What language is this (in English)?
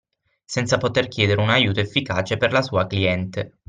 Italian